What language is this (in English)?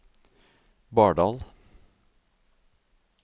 Norwegian